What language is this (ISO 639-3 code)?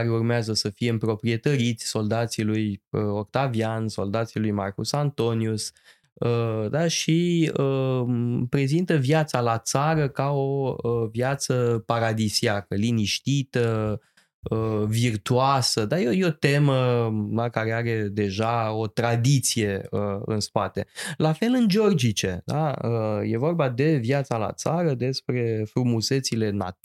ron